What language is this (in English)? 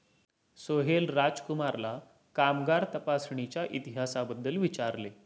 Marathi